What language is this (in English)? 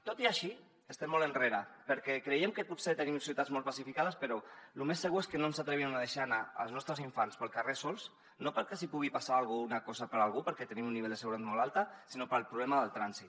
Catalan